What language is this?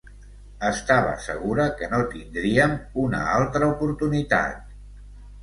Catalan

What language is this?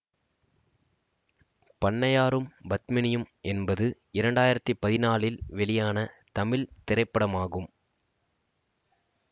Tamil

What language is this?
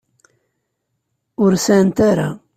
Kabyle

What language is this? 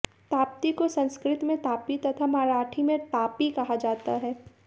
Hindi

